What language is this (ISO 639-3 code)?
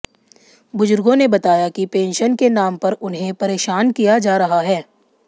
hin